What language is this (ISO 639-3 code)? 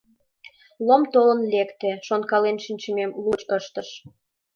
chm